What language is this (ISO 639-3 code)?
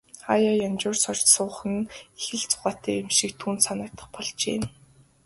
mon